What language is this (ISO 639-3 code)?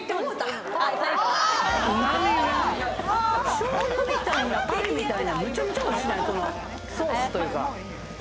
jpn